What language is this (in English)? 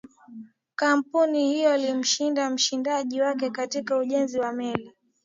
Swahili